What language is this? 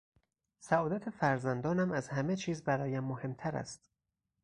Persian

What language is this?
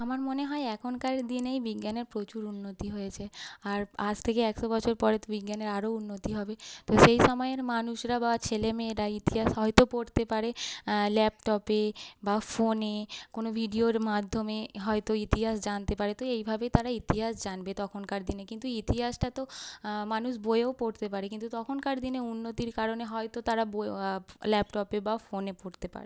Bangla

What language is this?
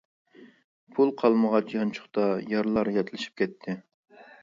Uyghur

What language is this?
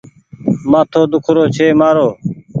Goaria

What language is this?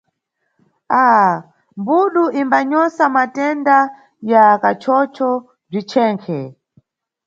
Nyungwe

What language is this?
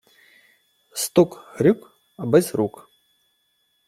Ukrainian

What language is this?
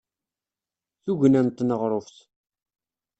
Kabyle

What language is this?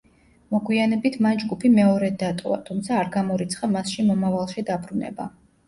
Georgian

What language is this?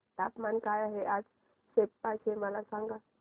Marathi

